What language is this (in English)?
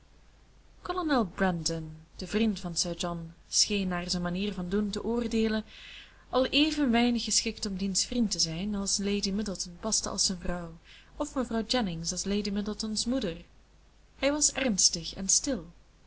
Dutch